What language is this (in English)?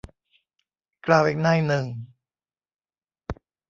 Thai